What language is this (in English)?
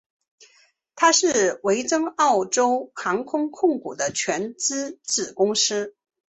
Chinese